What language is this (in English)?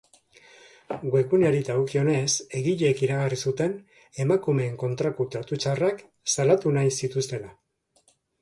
Basque